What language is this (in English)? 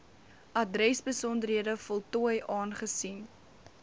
Afrikaans